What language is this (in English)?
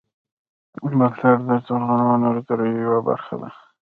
Pashto